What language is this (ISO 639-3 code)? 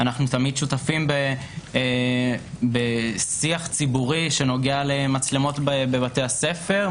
heb